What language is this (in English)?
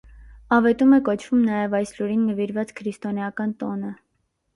Armenian